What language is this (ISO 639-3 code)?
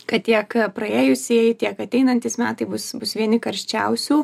lit